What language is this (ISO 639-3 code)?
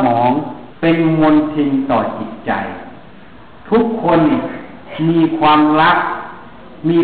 tha